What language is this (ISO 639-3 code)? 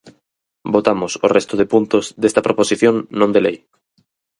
glg